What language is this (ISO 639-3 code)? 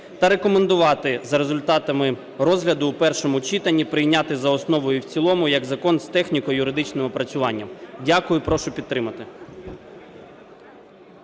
ukr